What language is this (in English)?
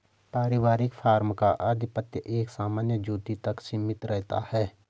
Hindi